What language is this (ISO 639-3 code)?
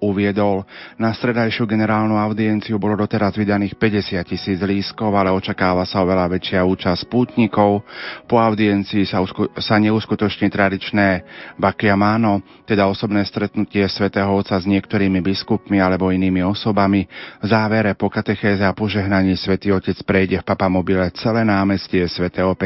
slk